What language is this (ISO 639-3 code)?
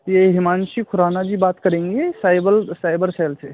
hin